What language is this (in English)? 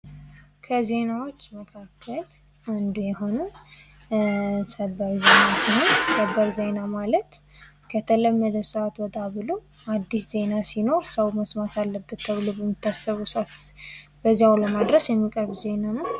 Amharic